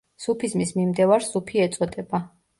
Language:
Georgian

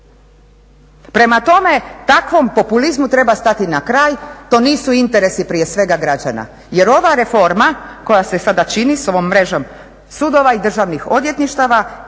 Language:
Croatian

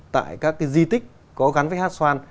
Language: Vietnamese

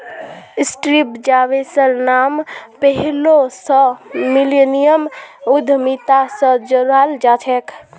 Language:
Magahi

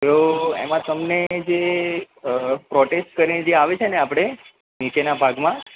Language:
Gujarati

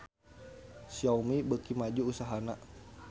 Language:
Sundanese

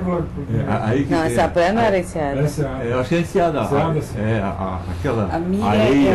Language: Portuguese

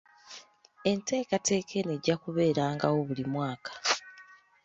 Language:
Ganda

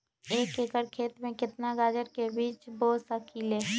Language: Magahi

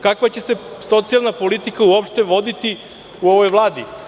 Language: Serbian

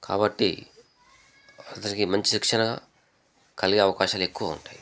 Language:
Telugu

